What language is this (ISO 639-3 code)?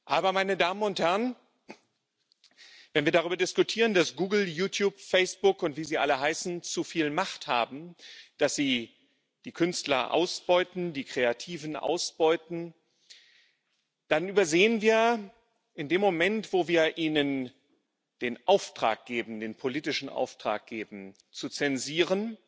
deu